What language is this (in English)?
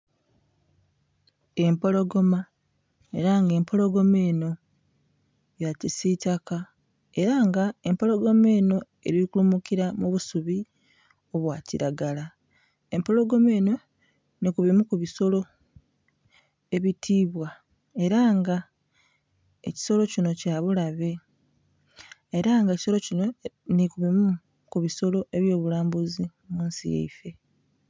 Soga